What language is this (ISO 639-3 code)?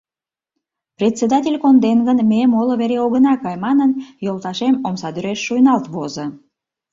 chm